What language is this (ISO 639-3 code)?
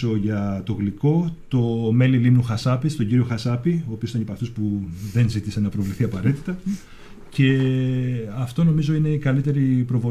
ell